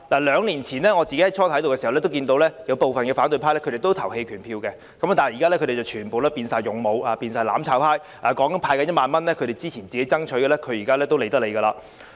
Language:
Cantonese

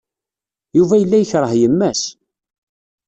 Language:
Kabyle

